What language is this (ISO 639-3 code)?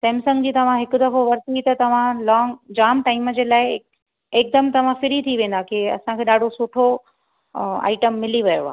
snd